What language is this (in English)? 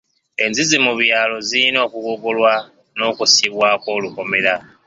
Ganda